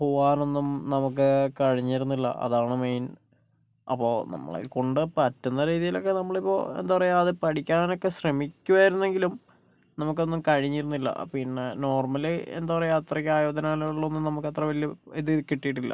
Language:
Malayalam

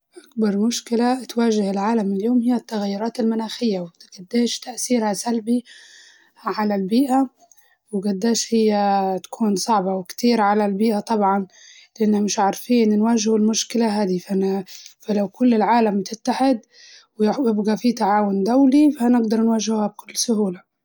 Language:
Libyan Arabic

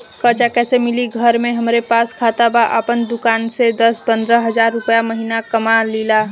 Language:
Bhojpuri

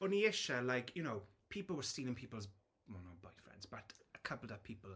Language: Welsh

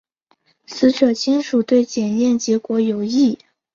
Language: Chinese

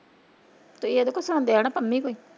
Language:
Punjabi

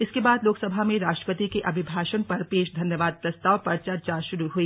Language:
Hindi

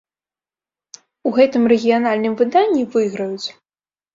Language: Belarusian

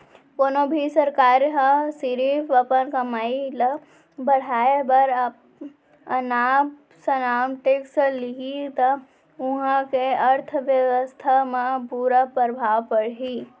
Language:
Chhattisgarhi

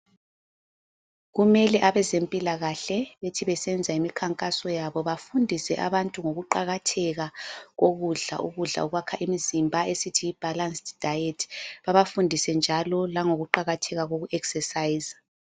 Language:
North Ndebele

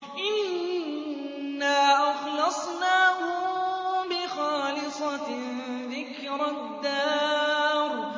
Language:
Arabic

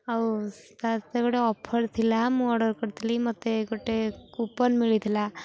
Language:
Odia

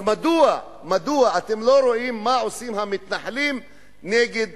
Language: Hebrew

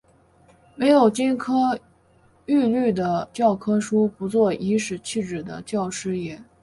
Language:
Chinese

